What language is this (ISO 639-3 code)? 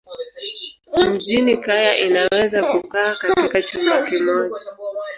swa